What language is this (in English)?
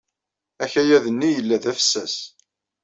Kabyle